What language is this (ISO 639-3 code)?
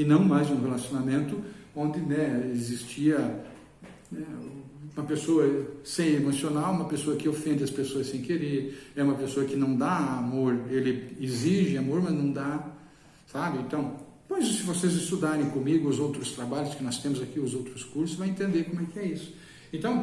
por